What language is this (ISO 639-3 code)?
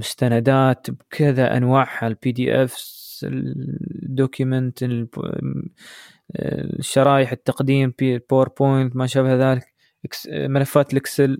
ara